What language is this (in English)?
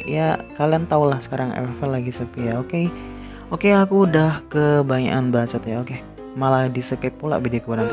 Indonesian